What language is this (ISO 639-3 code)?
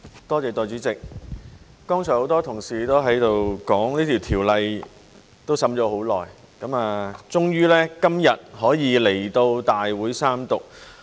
yue